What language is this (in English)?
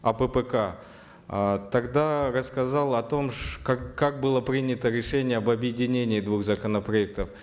Kazakh